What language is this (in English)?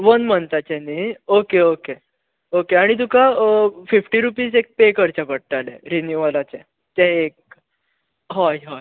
Konkani